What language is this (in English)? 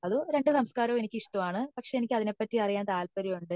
Malayalam